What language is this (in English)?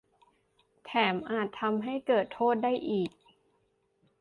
Thai